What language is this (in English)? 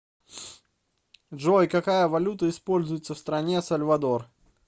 Russian